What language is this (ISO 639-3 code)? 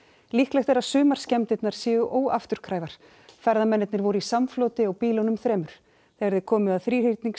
isl